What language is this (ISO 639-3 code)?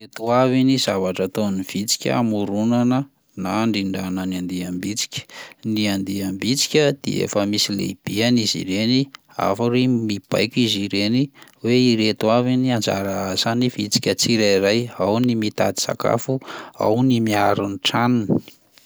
mlg